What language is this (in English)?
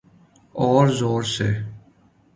Urdu